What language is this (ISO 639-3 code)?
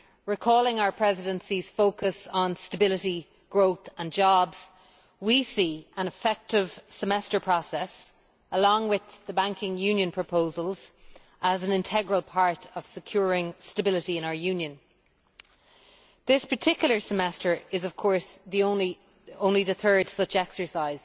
eng